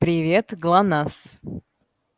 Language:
Russian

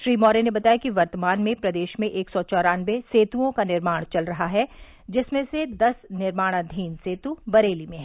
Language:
Hindi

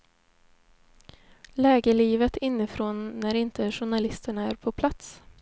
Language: Swedish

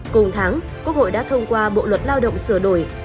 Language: Vietnamese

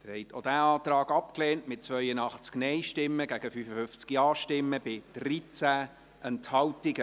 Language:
Swiss German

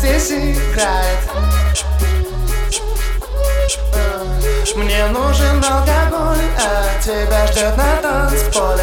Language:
Russian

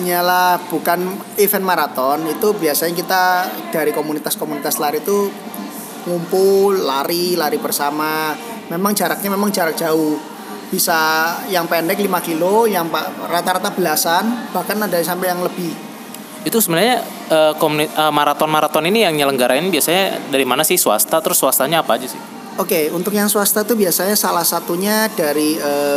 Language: Indonesian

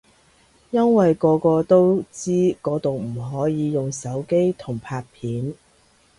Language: Cantonese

